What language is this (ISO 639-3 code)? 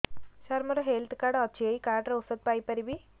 ori